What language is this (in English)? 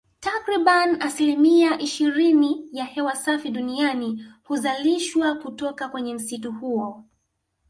Swahili